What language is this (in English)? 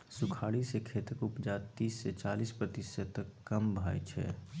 Maithili